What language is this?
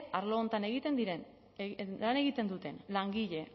Basque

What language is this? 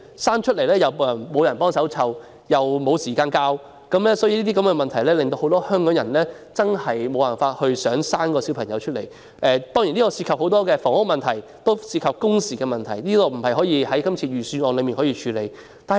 Cantonese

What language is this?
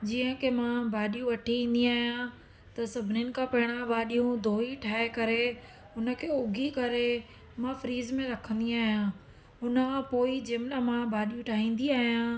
Sindhi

